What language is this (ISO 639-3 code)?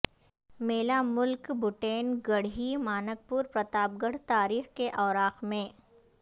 urd